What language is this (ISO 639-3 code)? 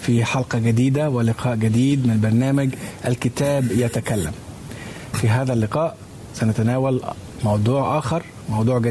ara